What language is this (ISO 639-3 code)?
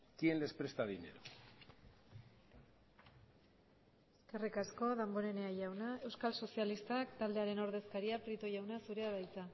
eus